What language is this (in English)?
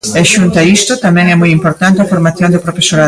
Galician